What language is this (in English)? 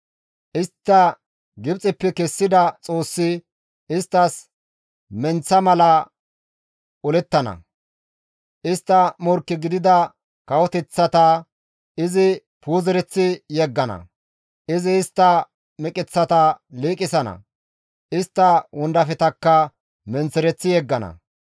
Gamo